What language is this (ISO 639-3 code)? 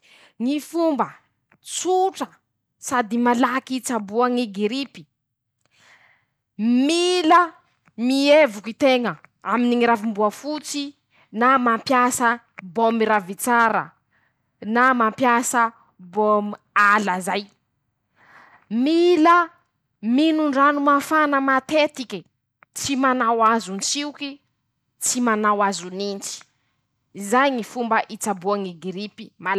msh